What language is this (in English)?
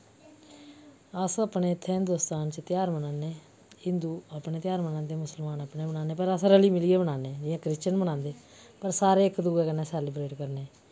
Dogri